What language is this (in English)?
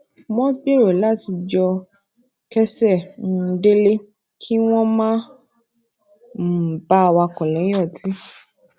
Yoruba